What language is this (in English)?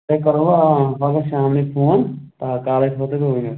Kashmiri